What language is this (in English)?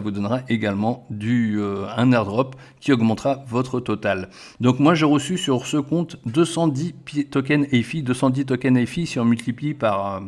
French